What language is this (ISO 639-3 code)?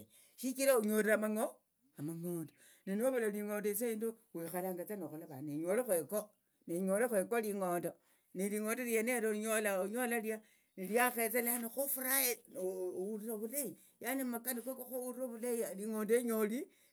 lto